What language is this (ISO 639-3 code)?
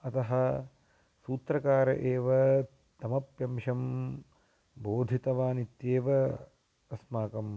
san